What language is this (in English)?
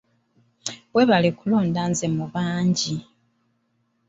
Ganda